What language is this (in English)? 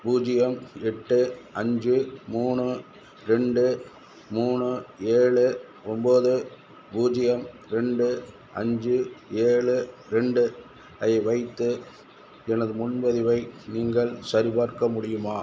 Tamil